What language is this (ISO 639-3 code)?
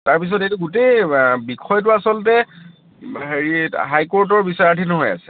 asm